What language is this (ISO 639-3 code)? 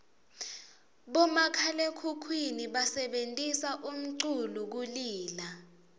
ssw